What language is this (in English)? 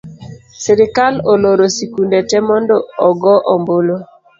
Luo (Kenya and Tanzania)